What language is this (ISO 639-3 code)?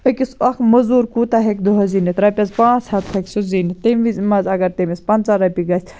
kas